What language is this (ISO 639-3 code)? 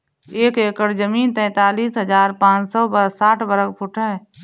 hin